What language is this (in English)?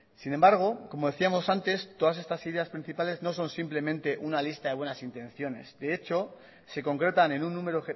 Spanish